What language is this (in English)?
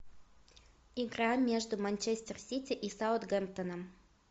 Russian